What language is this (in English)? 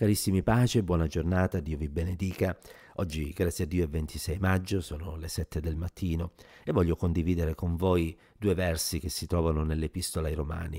Italian